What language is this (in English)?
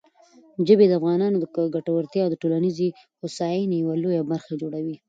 Pashto